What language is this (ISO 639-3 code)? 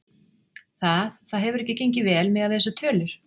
isl